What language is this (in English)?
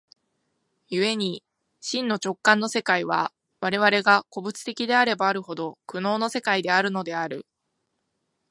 Japanese